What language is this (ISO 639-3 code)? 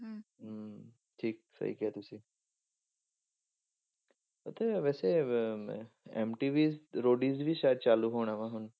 pan